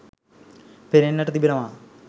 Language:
Sinhala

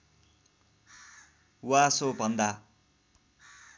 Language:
Nepali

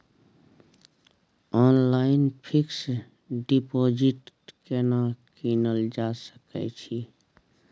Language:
Maithili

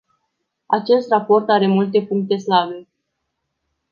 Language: Romanian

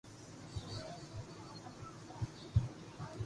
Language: Loarki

